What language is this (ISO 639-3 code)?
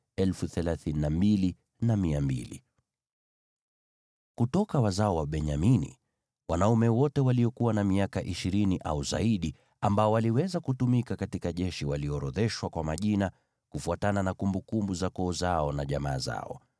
swa